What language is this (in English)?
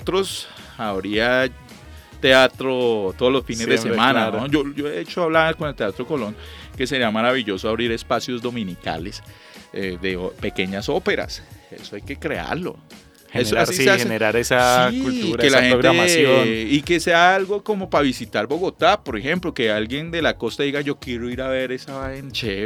Spanish